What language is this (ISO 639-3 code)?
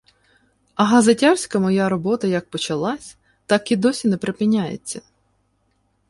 ukr